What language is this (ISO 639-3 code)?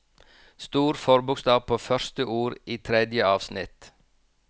nor